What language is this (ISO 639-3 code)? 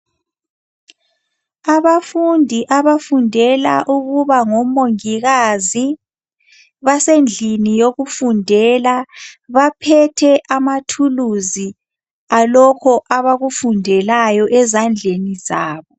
nde